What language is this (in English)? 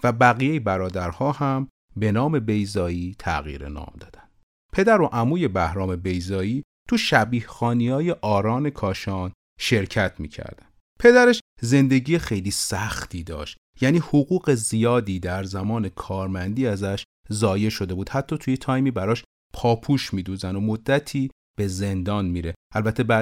Persian